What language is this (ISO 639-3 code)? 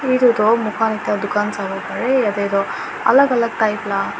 nag